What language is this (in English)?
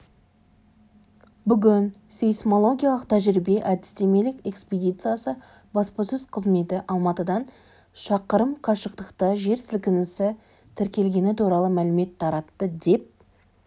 Kazakh